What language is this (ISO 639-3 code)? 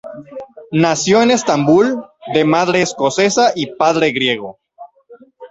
spa